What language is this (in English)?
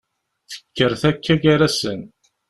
Kabyle